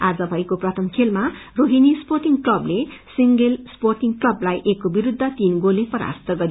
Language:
Nepali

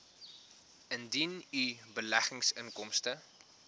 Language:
Afrikaans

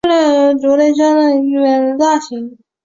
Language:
Chinese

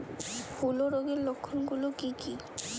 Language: Bangla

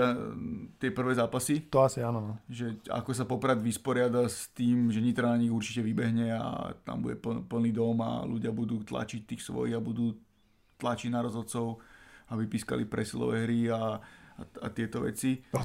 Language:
Slovak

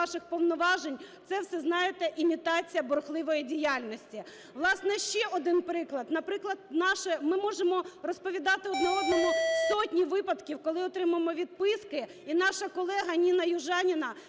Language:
Ukrainian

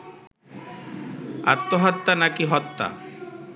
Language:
Bangla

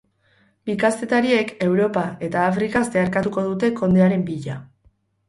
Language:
Basque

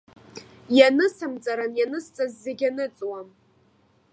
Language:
Abkhazian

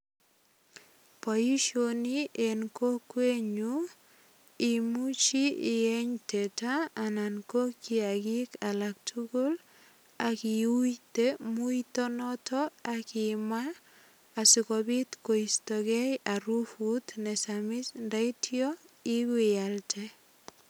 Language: Kalenjin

